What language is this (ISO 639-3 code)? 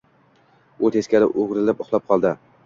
uzb